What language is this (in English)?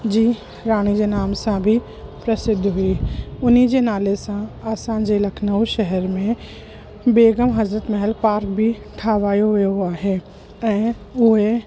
Sindhi